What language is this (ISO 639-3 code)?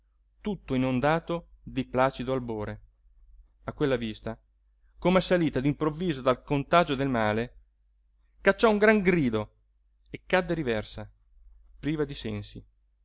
ita